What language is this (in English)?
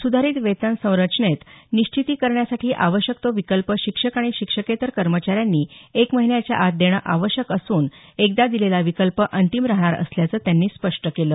Marathi